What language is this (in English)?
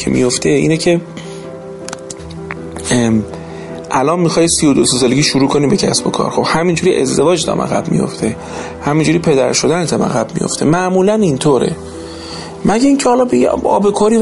Persian